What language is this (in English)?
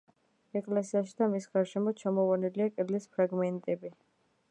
Georgian